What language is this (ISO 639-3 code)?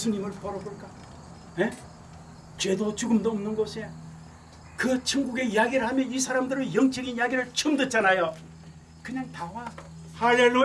kor